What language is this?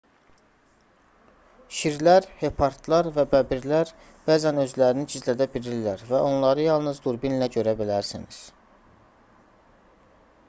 Azerbaijani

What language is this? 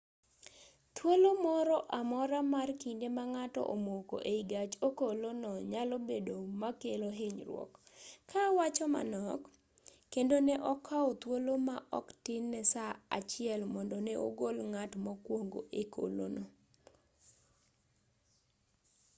Luo (Kenya and Tanzania)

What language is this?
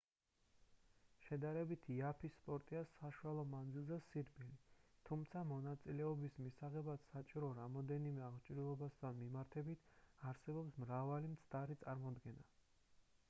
Georgian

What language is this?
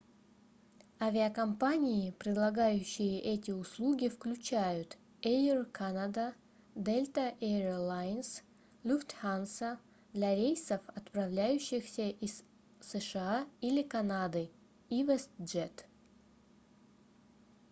Russian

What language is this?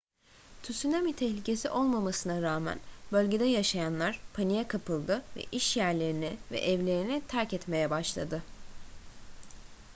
Turkish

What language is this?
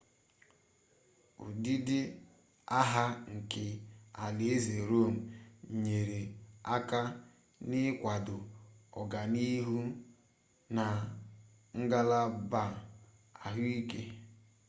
Igbo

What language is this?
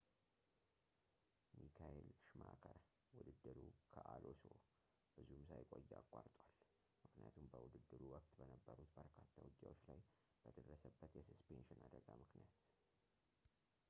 Amharic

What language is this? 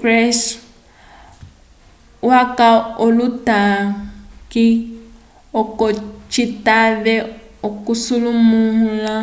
Umbundu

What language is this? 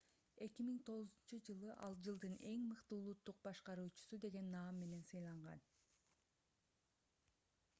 Kyrgyz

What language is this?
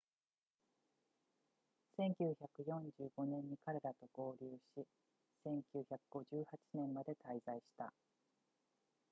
Japanese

